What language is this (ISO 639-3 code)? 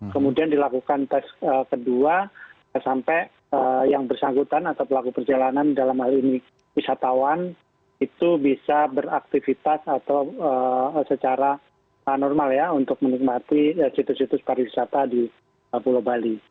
ind